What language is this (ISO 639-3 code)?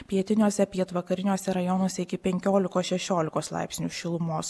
lit